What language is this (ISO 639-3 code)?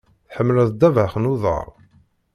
kab